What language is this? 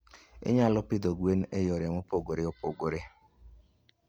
Luo (Kenya and Tanzania)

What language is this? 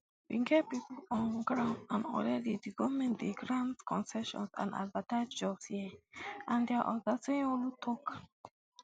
Nigerian Pidgin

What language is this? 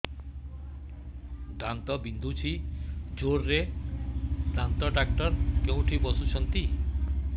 Odia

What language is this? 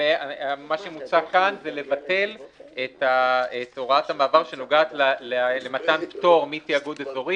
Hebrew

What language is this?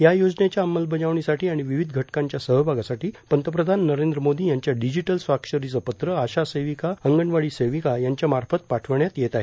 Marathi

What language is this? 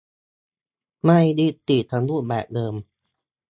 Thai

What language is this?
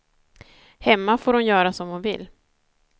Swedish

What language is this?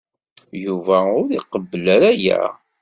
Kabyle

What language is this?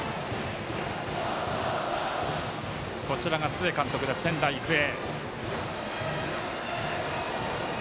Japanese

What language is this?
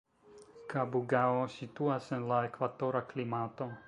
Esperanto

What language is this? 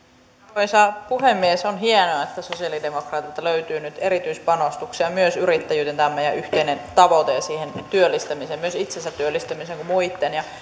Finnish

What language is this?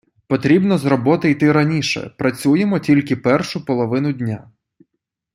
Ukrainian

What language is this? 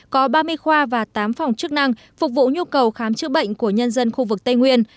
Vietnamese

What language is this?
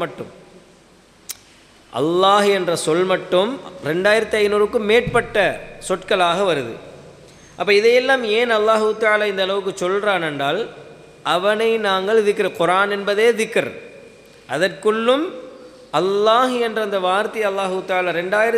Arabic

